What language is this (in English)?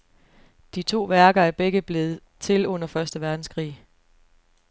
Danish